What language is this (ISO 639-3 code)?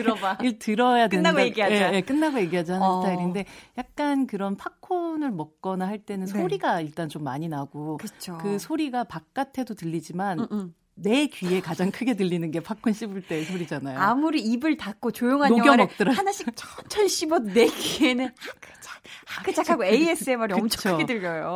kor